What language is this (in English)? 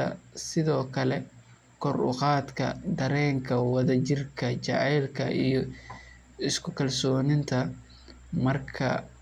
Somali